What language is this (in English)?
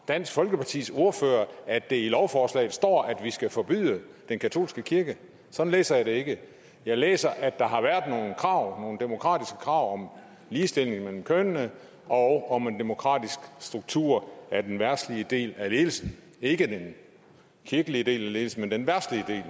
Danish